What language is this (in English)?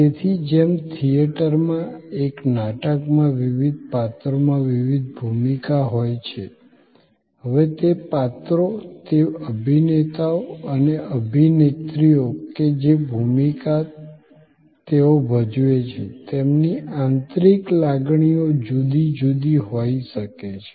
Gujarati